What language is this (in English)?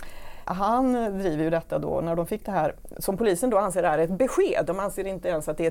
Swedish